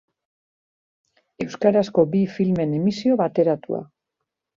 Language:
Basque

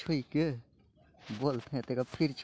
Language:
Chhattisgarhi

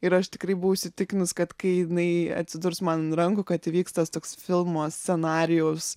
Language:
Lithuanian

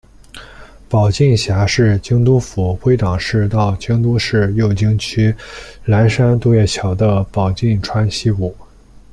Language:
Chinese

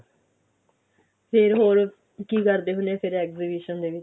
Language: Punjabi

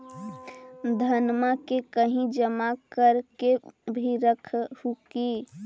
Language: Magahi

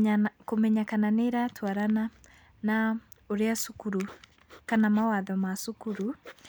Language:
Kikuyu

